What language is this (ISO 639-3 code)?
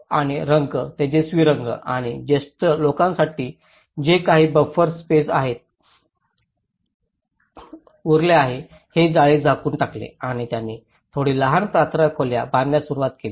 mar